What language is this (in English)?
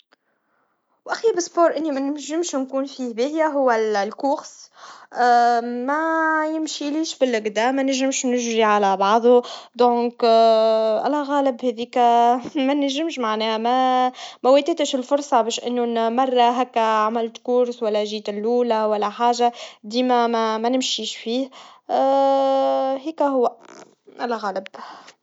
Tunisian Arabic